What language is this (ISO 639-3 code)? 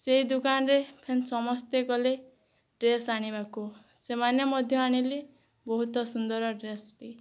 ori